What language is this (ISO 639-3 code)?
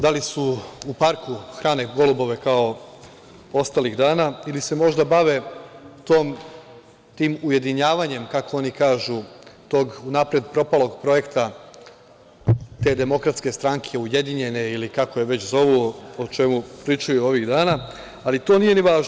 srp